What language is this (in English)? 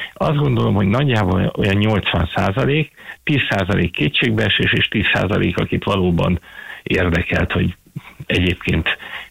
Hungarian